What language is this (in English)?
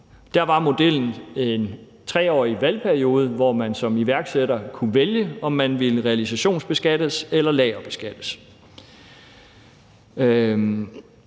Danish